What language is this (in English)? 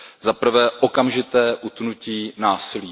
Czech